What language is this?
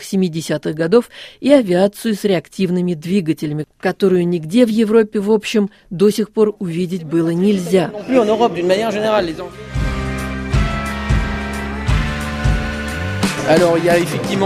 Russian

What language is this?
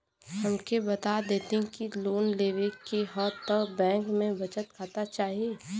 Bhojpuri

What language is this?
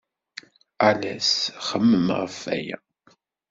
Kabyle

